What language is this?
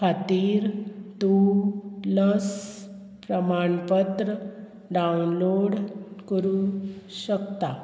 Konkani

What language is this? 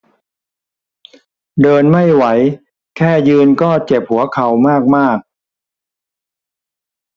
Thai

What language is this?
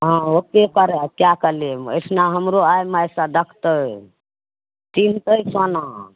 Maithili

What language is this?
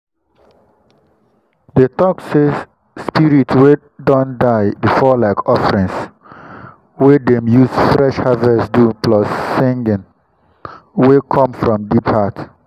Nigerian Pidgin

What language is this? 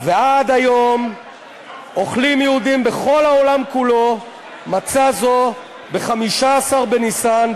Hebrew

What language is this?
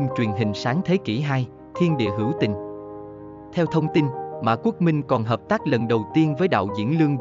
Vietnamese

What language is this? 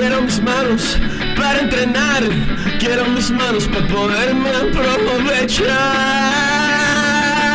Italian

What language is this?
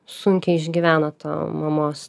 Lithuanian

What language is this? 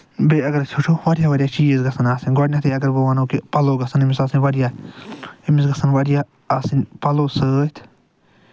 Kashmiri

